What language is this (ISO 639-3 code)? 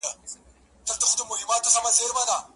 pus